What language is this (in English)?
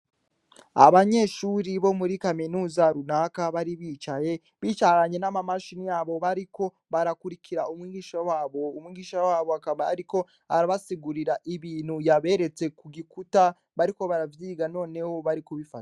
Rundi